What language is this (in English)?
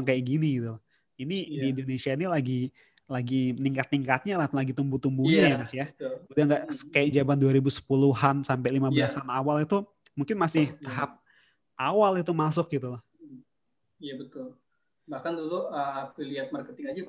Indonesian